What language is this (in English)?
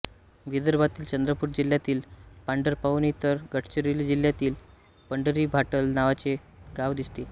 Marathi